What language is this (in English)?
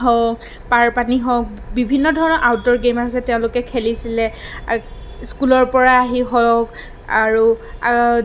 Assamese